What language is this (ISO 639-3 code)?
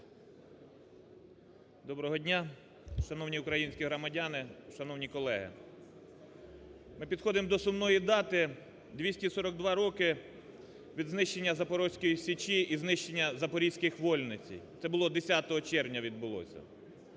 ukr